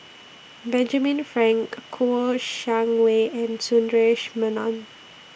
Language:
English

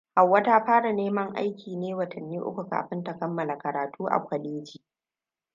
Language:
Hausa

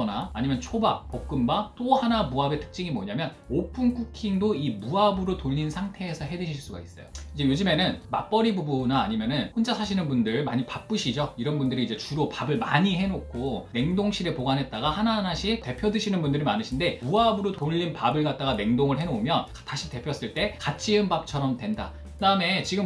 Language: Korean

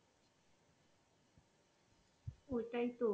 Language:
Bangla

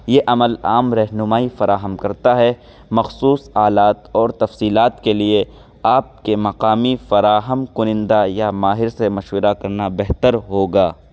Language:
Urdu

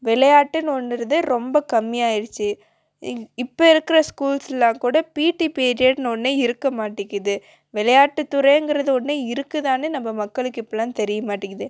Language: Tamil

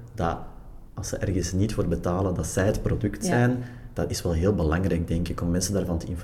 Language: Dutch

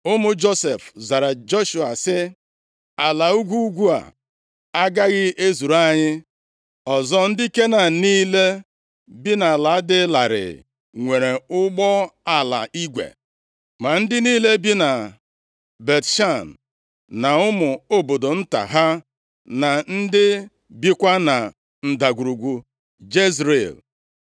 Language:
Igbo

